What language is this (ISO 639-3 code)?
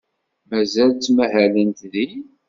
kab